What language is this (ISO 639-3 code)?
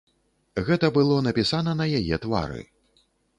bel